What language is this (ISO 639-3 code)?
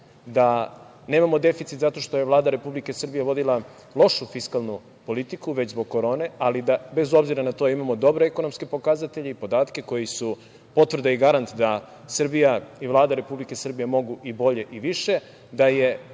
srp